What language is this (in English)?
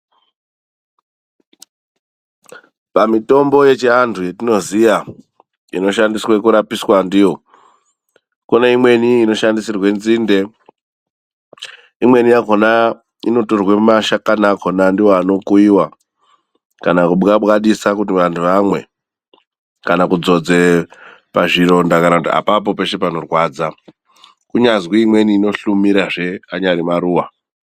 Ndau